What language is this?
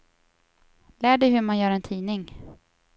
Swedish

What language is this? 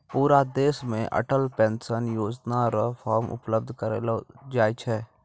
Maithili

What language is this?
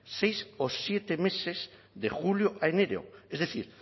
Spanish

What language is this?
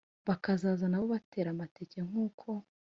Kinyarwanda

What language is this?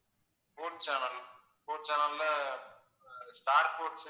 Tamil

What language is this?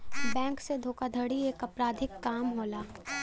Bhojpuri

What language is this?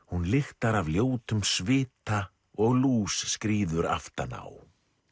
Icelandic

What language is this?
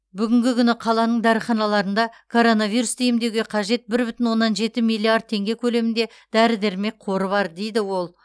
Kazakh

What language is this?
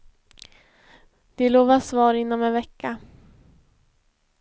Swedish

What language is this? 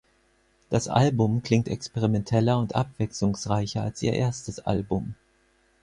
German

